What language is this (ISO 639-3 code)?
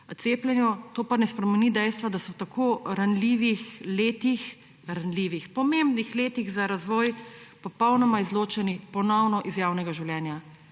slv